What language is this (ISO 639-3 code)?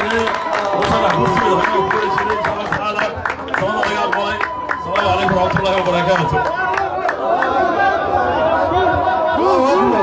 ara